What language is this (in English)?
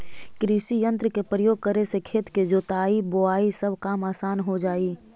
Magahi